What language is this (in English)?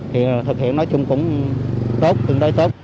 Vietnamese